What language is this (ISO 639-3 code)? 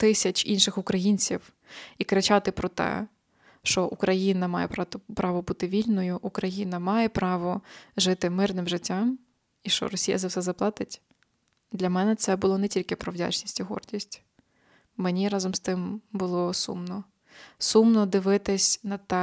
ukr